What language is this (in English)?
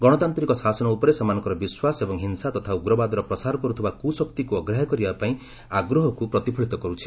Odia